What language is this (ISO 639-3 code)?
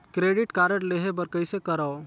hne